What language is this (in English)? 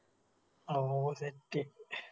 Malayalam